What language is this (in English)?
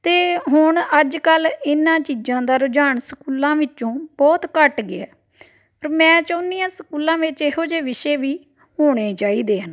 Punjabi